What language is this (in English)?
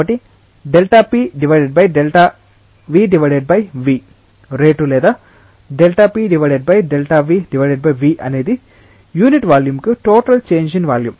Telugu